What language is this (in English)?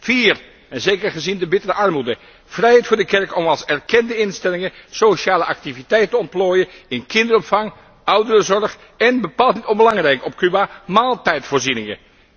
Dutch